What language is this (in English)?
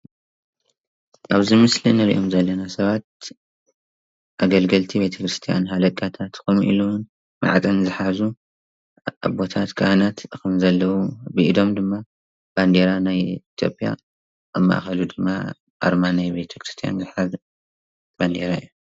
Tigrinya